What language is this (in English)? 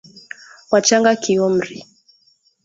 Swahili